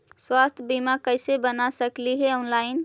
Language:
Magahi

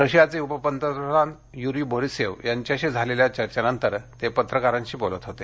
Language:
Marathi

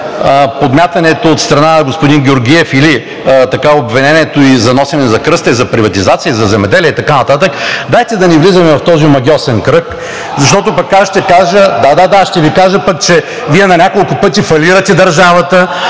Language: Bulgarian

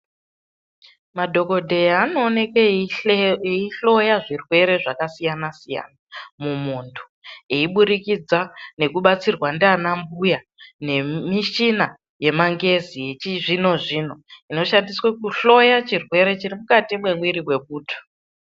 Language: Ndau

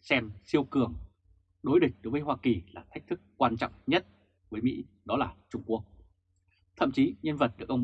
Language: Vietnamese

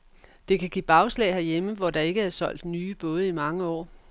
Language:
Danish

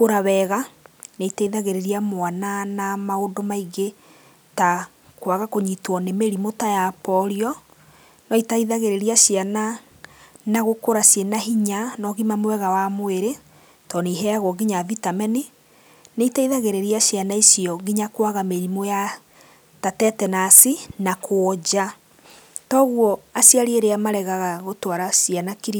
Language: Kikuyu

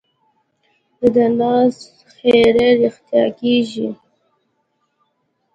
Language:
Pashto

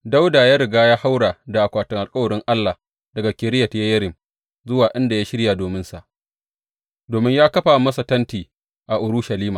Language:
Hausa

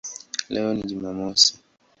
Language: Swahili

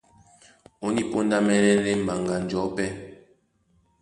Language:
Duala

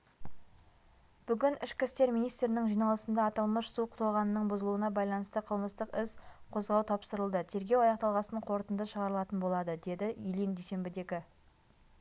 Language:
Kazakh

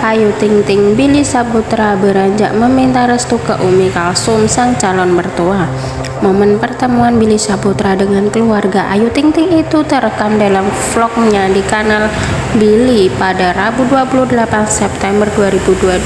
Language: Indonesian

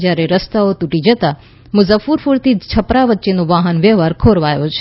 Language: Gujarati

